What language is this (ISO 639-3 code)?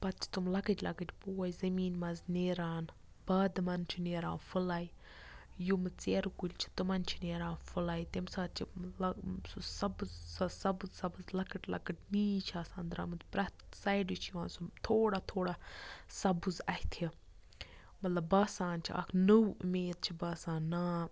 kas